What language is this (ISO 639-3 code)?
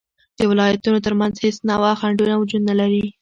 pus